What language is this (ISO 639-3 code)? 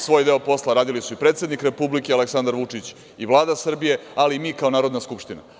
srp